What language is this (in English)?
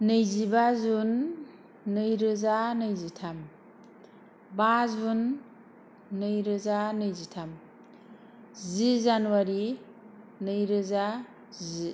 Bodo